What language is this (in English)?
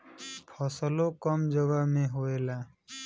Bhojpuri